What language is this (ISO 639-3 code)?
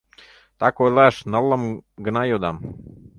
chm